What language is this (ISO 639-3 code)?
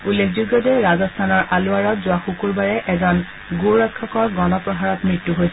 asm